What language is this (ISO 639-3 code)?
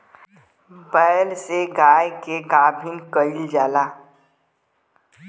bho